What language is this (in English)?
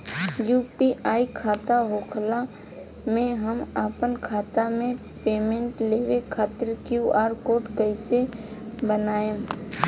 Bhojpuri